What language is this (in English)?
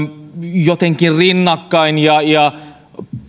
Finnish